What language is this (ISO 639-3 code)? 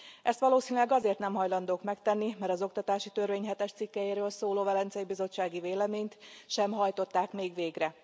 hun